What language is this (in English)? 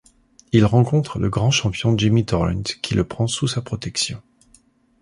French